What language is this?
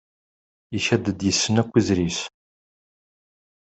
Kabyle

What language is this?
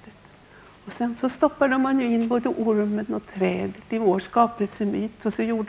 Swedish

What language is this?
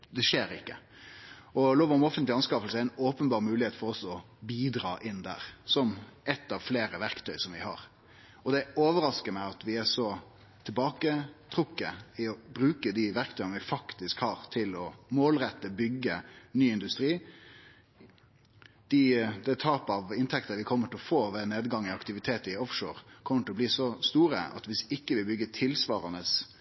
Norwegian Nynorsk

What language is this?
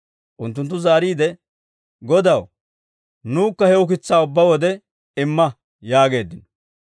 Dawro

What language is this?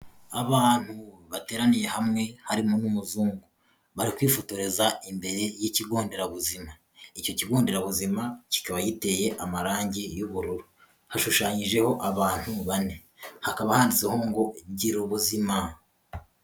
Kinyarwanda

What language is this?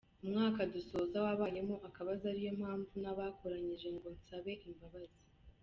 Kinyarwanda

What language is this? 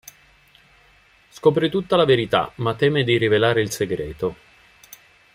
Italian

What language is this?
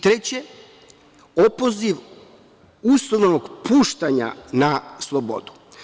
Serbian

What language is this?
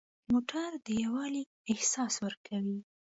Pashto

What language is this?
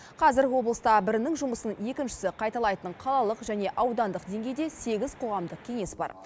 Kazakh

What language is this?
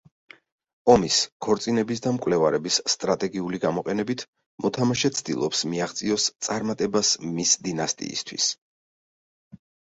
Georgian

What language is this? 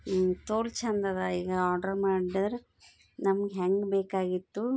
Kannada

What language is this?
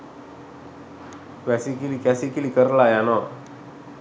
Sinhala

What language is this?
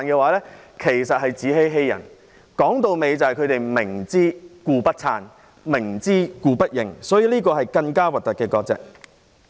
Cantonese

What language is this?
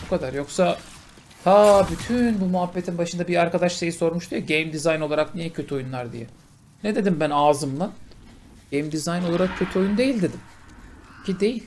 Turkish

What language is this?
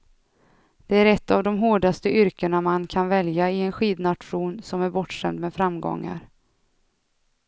Swedish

